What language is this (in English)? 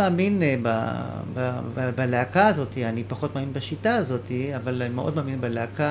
Hebrew